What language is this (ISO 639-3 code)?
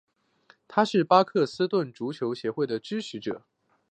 zho